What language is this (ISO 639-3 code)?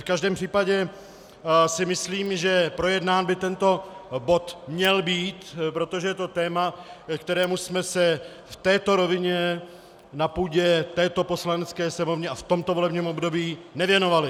ces